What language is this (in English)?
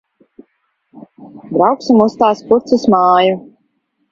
Latvian